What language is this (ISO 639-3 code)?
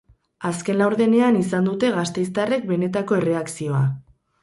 eus